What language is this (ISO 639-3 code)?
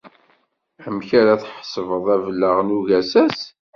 kab